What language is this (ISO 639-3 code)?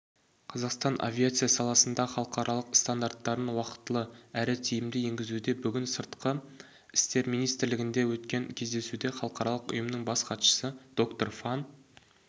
kaz